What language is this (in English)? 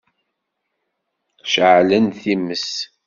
Kabyle